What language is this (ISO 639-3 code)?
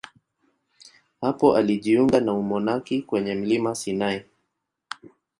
swa